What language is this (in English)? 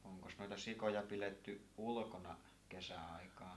Finnish